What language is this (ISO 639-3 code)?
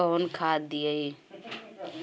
bho